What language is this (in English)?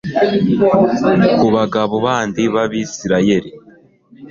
Kinyarwanda